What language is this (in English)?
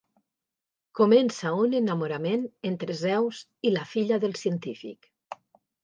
Catalan